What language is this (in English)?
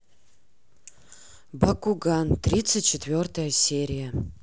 Russian